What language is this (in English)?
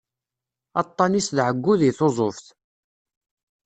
Kabyle